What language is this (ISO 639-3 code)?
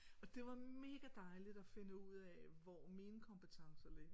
dan